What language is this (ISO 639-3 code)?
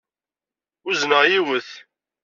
kab